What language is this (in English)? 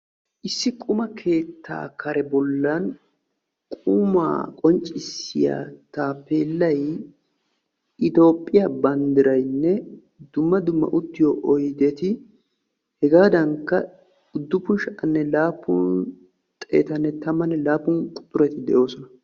Wolaytta